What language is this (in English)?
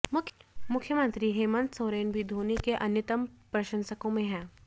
Hindi